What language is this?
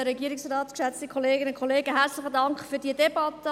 Swiss German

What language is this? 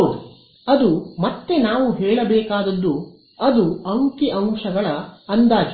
Kannada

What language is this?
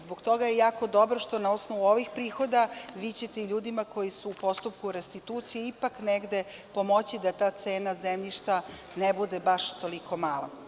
Serbian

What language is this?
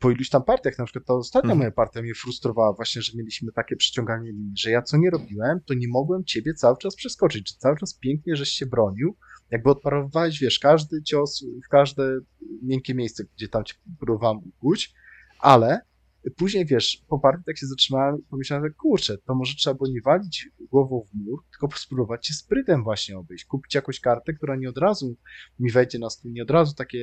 Polish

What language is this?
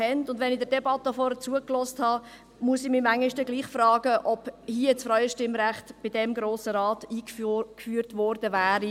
Swiss German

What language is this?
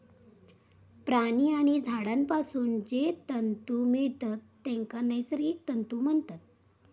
Marathi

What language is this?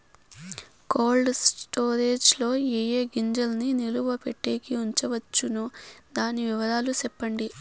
Telugu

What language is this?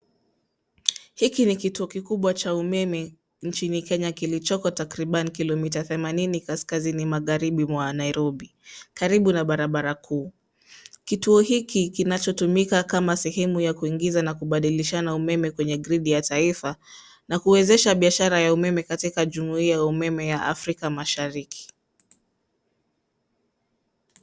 Swahili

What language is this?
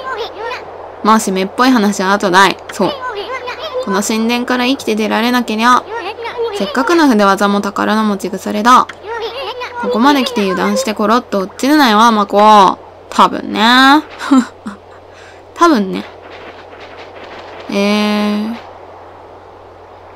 Japanese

